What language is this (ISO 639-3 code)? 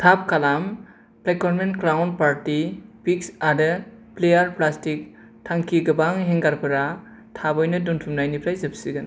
brx